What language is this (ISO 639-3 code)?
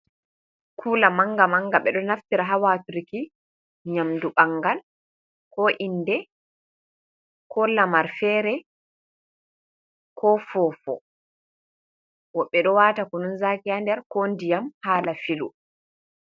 ful